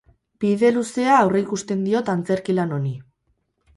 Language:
Basque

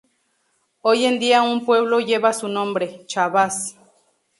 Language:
Spanish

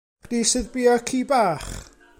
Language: Welsh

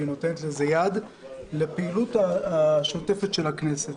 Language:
Hebrew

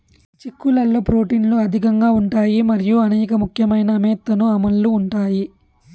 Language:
Telugu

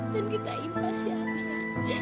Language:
Indonesian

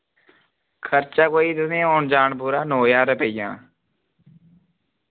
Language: Dogri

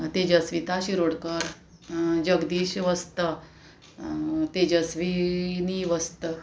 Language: Konkani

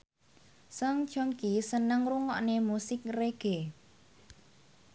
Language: Javanese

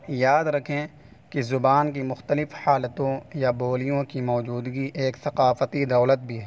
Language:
Urdu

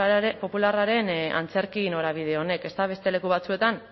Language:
Basque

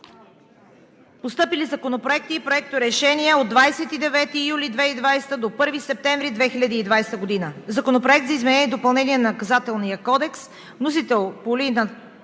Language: Bulgarian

